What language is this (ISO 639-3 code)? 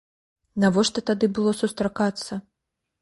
bel